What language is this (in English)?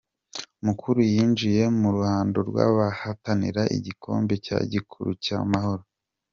Kinyarwanda